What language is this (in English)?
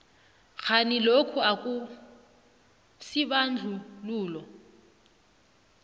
South Ndebele